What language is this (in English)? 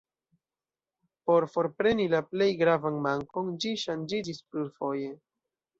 Esperanto